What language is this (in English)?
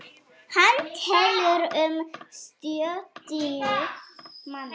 Icelandic